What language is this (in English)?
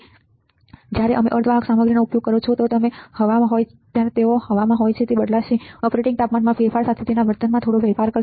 Gujarati